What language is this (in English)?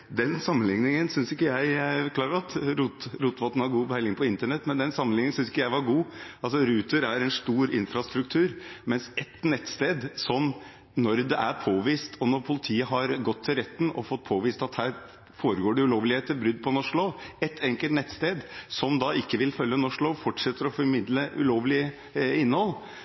Norwegian Bokmål